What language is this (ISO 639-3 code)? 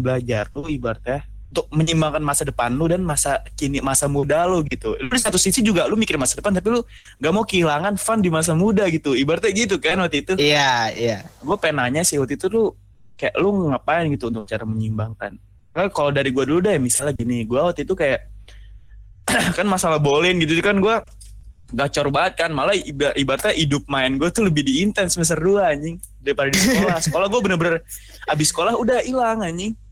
ind